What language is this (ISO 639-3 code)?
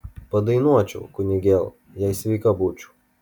lit